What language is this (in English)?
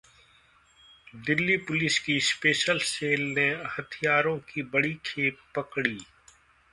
Hindi